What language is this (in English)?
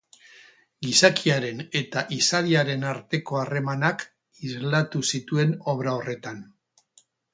Basque